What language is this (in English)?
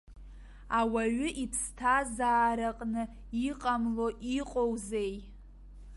Abkhazian